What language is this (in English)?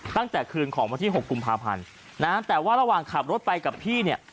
Thai